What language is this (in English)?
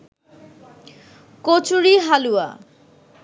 Bangla